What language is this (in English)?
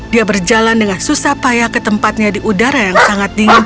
Indonesian